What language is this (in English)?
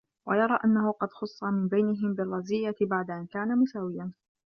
Arabic